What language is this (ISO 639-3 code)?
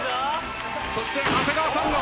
jpn